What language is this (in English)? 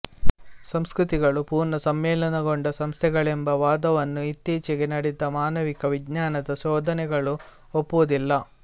Kannada